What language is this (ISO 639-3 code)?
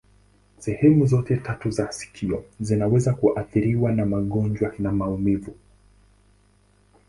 swa